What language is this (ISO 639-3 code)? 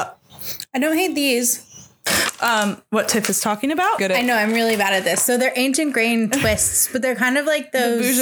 eng